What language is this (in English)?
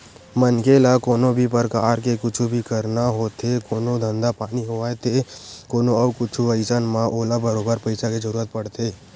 Chhattisgarhi